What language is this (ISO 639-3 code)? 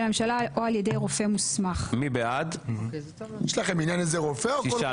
heb